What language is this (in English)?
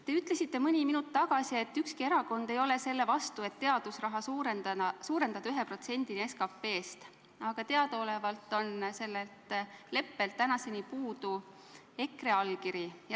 Estonian